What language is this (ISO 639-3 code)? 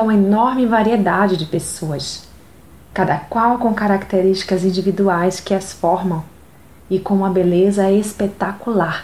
por